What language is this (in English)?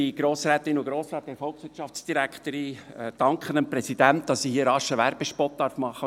Swiss German